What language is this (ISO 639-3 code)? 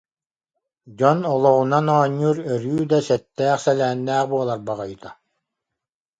sah